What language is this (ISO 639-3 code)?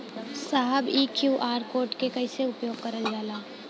bho